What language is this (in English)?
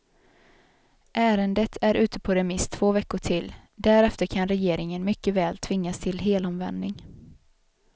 Swedish